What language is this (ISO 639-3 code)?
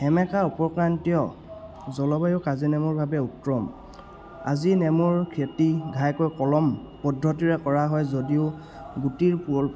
asm